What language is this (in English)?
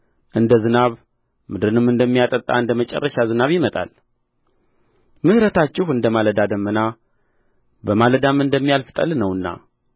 Amharic